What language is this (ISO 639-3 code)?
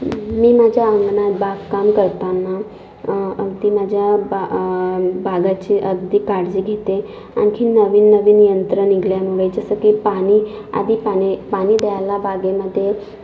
mar